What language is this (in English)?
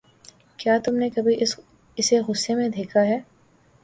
Urdu